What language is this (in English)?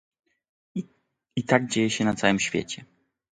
Polish